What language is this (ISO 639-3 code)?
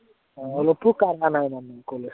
asm